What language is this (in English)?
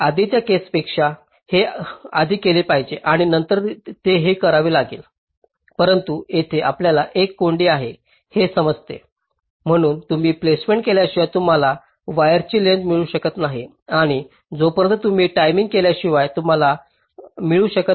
Marathi